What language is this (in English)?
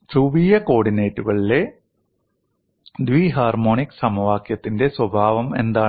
Malayalam